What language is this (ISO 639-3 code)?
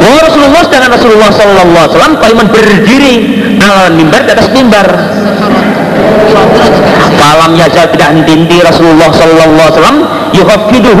ind